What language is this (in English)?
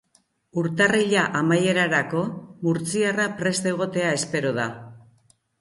Basque